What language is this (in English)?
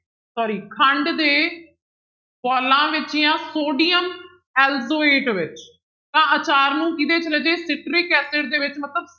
Punjabi